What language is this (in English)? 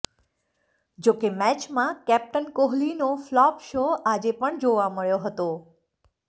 Gujarati